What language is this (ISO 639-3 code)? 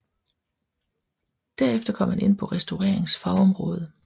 dan